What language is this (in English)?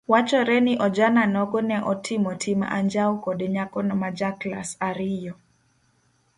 Luo (Kenya and Tanzania)